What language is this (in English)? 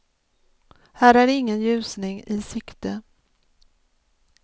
Swedish